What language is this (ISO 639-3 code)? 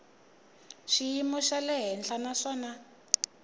tso